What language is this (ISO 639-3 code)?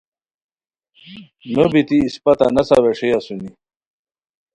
khw